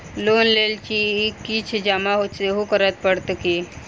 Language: Maithili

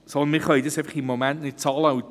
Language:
Swiss German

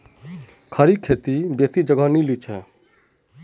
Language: Magahi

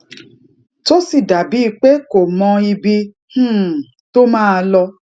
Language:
Yoruba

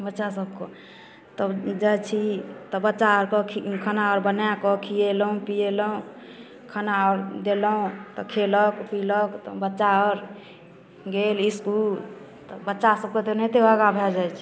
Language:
Maithili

